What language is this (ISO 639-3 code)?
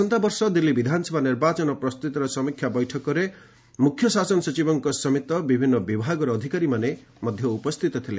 ori